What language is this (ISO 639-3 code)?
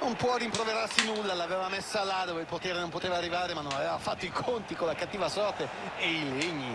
ita